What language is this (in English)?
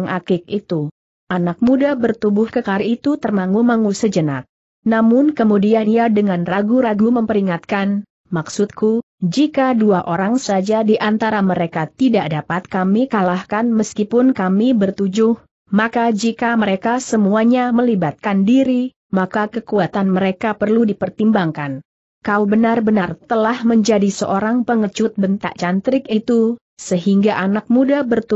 Indonesian